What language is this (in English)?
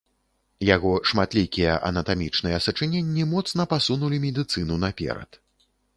Belarusian